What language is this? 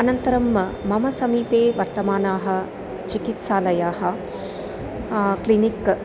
Sanskrit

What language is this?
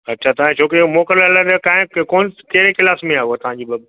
Sindhi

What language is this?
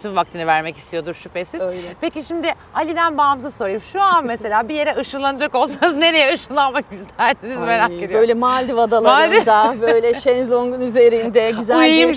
Turkish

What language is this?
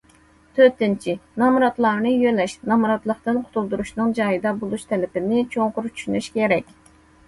Uyghur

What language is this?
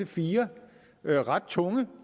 Danish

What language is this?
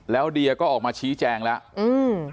Thai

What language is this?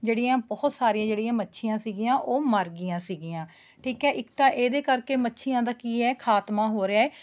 Punjabi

